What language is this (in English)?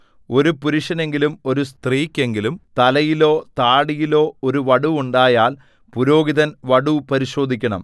Malayalam